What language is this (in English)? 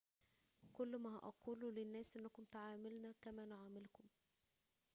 Arabic